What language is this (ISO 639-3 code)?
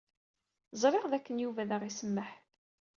kab